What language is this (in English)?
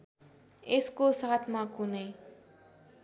Nepali